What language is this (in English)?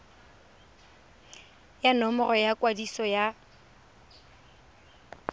Tswana